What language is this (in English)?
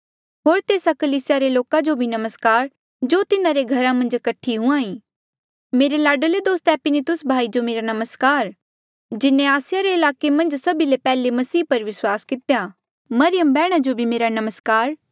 Mandeali